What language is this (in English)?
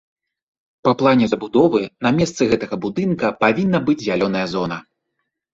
Belarusian